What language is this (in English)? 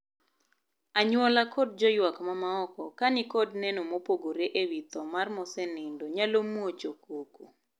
Luo (Kenya and Tanzania)